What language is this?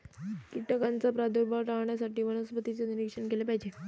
Marathi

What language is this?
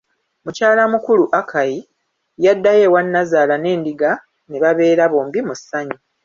Ganda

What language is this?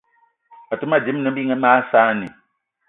Eton (Cameroon)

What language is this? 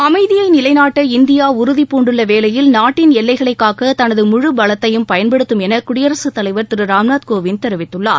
Tamil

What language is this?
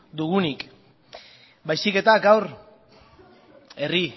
Basque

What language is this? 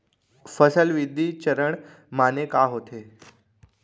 Chhattisgarhi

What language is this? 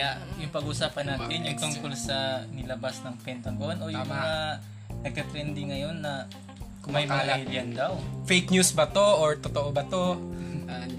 Filipino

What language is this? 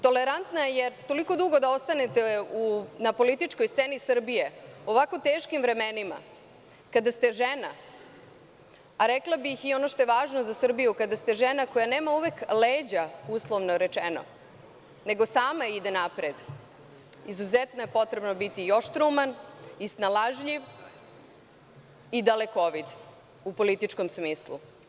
Serbian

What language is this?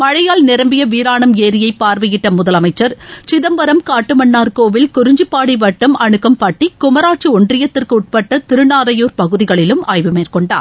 Tamil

